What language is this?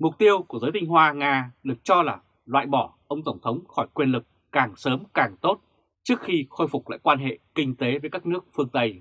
Vietnamese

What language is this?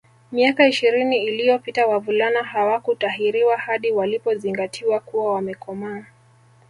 Swahili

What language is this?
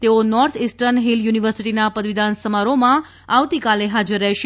Gujarati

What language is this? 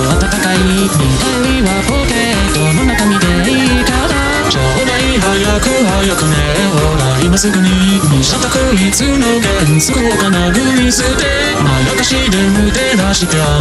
Korean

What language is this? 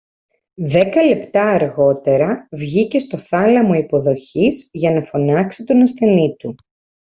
Greek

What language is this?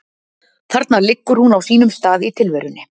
Icelandic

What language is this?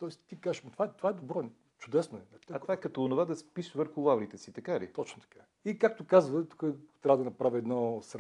Bulgarian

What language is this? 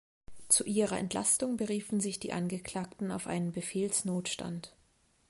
German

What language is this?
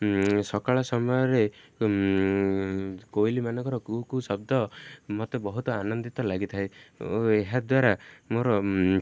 Odia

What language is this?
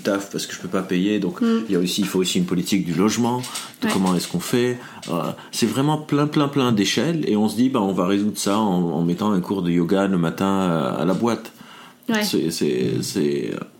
French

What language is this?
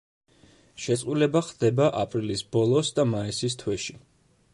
Georgian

